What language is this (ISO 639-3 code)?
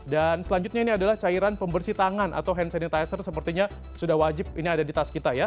ind